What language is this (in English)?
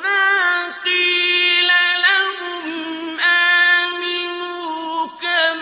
Arabic